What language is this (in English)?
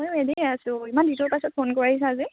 Assamese